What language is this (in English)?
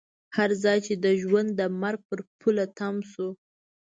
Pashto